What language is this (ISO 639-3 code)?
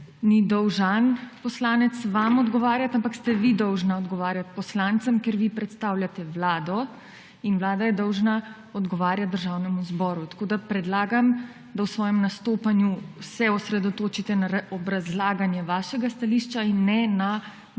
slv